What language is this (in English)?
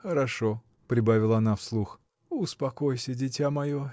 Russian